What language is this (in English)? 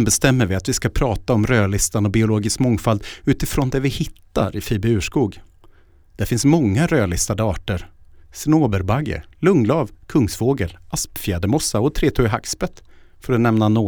Swedish